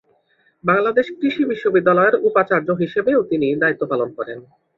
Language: Bangla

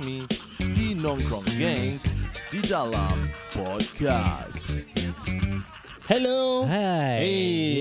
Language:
Malay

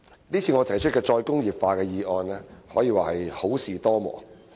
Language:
Cantonese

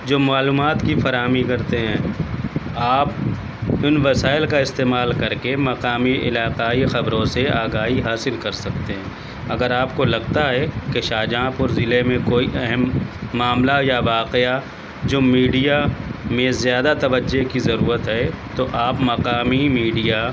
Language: Urdu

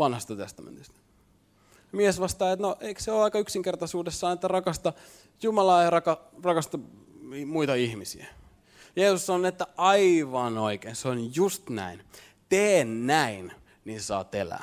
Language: Finnish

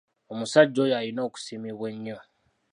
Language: Ganda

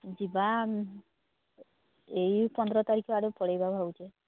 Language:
Odia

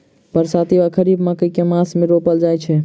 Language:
Maithili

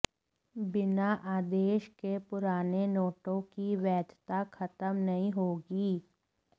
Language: Hindi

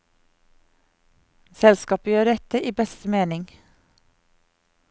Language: Norwegian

